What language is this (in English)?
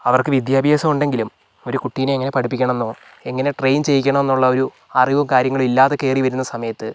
Malayalam